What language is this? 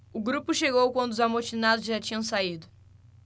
Portuguese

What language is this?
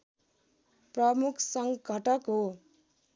Nepali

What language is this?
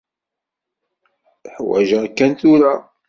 Kabyle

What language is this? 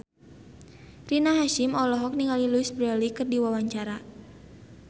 Sundanese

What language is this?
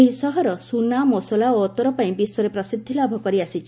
Odia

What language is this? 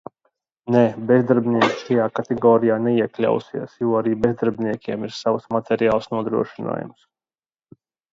Latvian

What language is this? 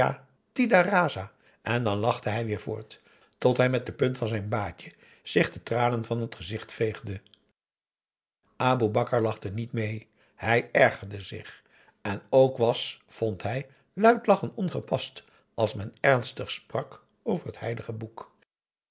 Dutch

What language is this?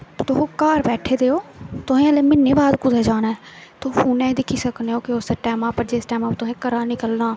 Dogri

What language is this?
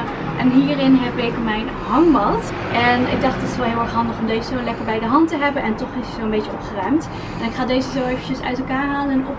Dutch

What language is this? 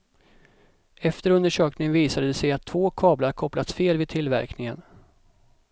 Swedish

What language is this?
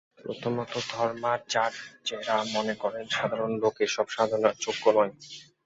Bangla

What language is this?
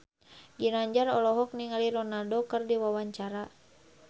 Sundanese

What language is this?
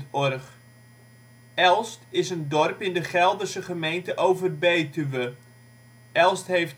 Dutch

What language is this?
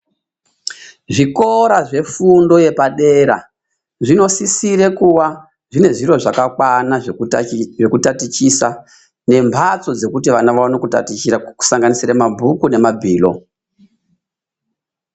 Ndau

